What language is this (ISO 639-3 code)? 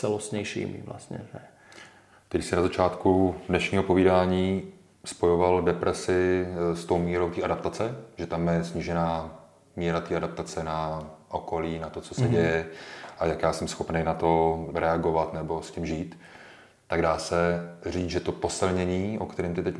ces